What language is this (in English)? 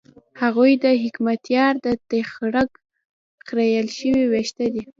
Pashto